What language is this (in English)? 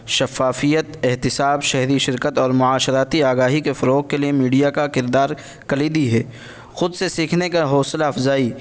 Urdu